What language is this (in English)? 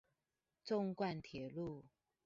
Chinese